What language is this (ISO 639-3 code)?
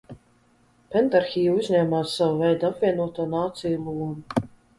lav